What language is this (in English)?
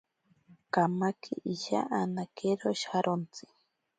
Ashéninka Perené